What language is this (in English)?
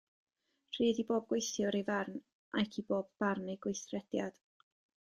Welsh